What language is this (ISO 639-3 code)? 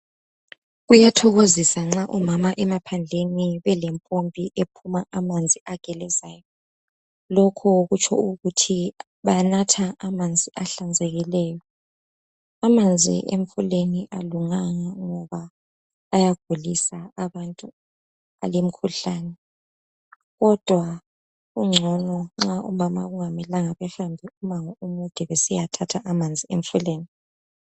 nde